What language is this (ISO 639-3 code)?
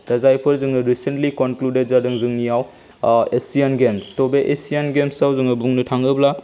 brx